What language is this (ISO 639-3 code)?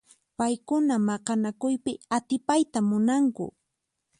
qxp